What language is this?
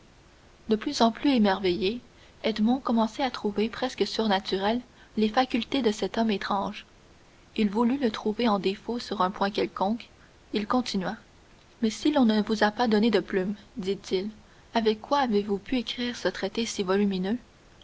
French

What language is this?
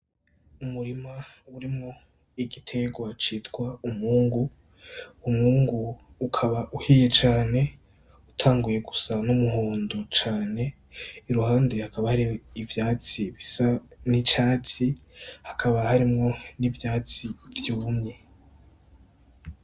Rundi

